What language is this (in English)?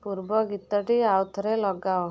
Odia